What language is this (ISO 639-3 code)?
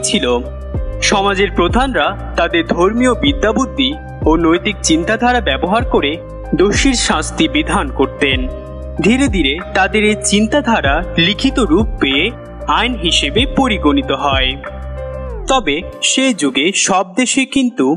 tur